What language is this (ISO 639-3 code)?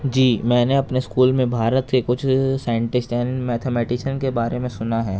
urd